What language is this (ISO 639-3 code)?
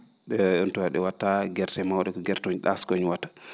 ful